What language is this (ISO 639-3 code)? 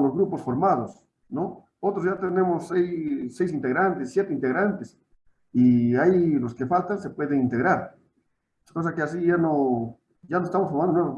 spa